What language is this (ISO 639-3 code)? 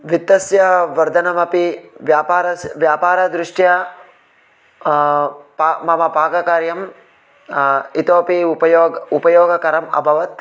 san